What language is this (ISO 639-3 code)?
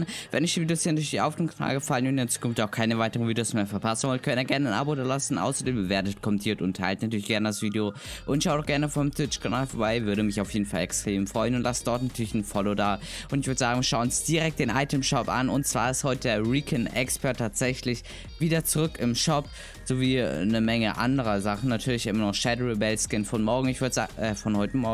deu